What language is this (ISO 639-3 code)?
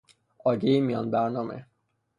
fas